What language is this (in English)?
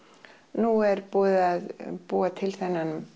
Icelandic